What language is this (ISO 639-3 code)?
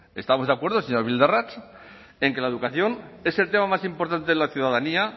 spa